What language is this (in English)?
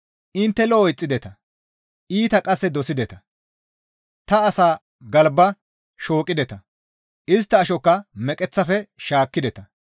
Gamo